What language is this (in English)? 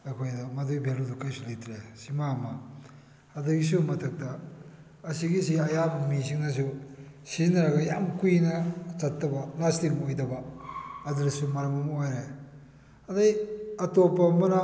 Manipuri